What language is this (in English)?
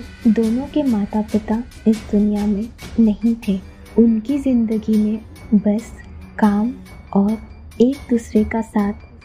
Hindi